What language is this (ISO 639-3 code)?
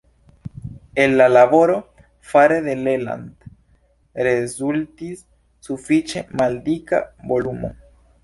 epo